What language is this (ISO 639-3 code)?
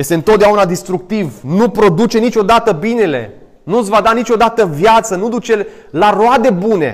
ron